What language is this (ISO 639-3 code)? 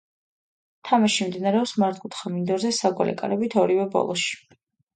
kat